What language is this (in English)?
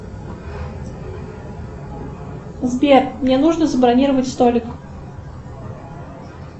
Russian